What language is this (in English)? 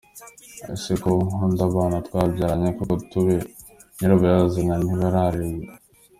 Kinyarwanda